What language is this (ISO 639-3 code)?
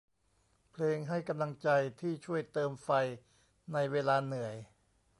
tha